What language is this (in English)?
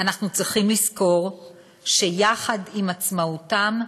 Hebrew